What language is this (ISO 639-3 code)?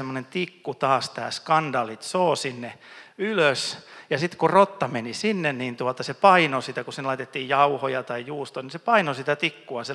fin